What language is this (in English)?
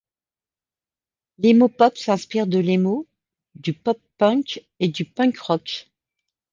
French